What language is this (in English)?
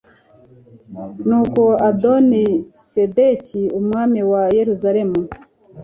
Kinyarwanda